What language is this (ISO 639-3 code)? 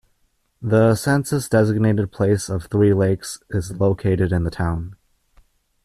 eng